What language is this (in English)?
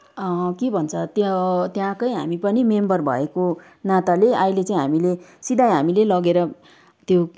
Nepali